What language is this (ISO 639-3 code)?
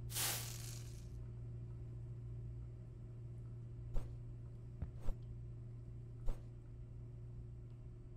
tur